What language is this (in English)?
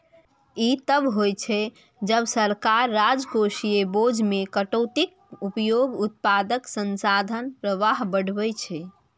Maithili